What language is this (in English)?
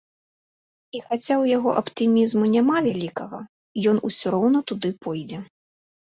Belarusian